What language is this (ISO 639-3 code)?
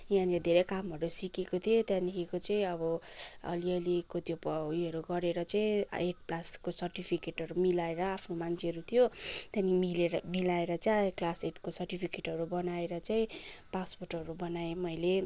nep